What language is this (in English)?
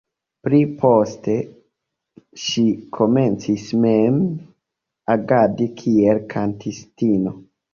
Esperanto